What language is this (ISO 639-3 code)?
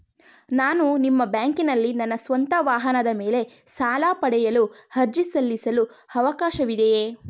kan